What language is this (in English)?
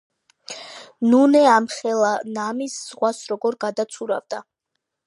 Georgian